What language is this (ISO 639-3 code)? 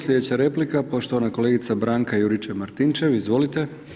hrv